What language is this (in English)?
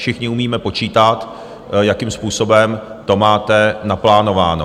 Czech